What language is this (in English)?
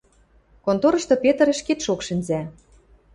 Western Mari